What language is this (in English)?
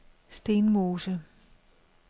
Danish